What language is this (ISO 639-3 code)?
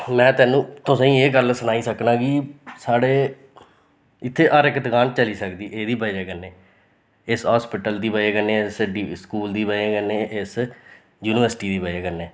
doi